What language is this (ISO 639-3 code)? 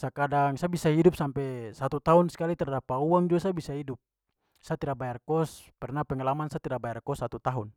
pmy